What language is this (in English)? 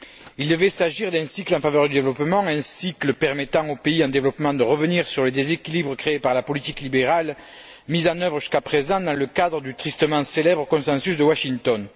French